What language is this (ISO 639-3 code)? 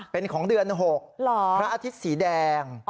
tha